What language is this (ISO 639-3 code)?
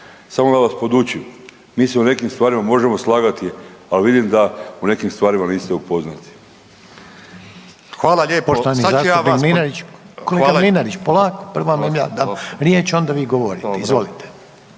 hrv